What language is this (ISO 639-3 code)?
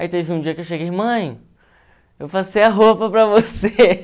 por